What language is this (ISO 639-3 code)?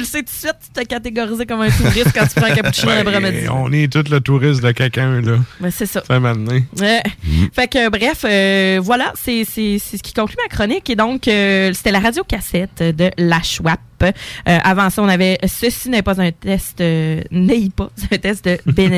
fra